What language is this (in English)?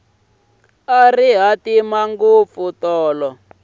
Tsonga